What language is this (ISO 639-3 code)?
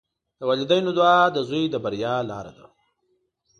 pus